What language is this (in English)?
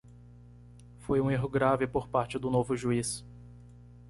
Portuguese